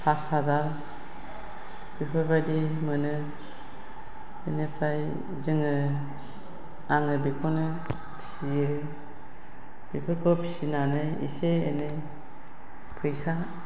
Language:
Bodo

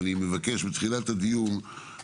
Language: Hebrew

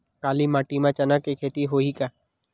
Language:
Chhattisgarhi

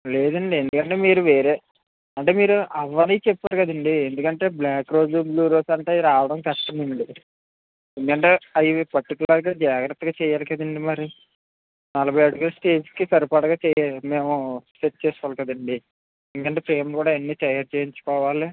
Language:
Telugu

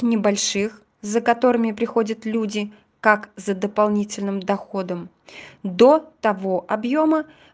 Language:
Russian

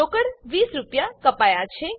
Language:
Gujarati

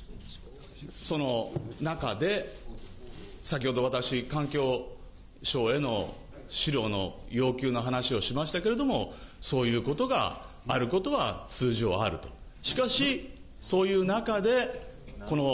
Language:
Japanese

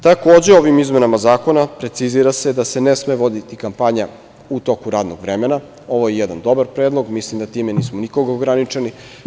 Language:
Serbian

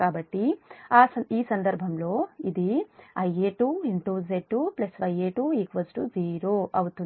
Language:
Telugu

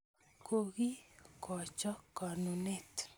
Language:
Kalenjin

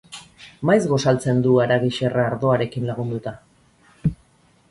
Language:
Basque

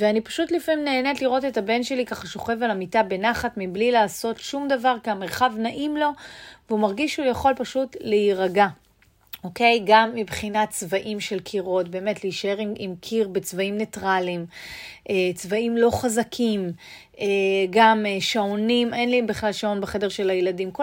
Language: Hebrew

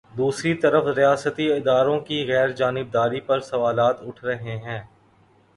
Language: Urdu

